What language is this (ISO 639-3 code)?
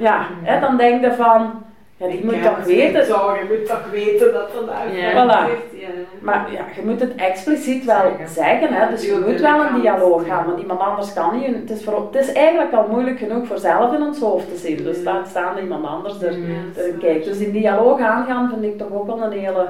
nld